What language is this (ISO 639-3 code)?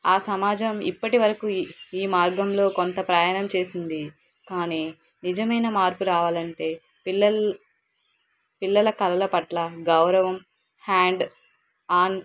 tel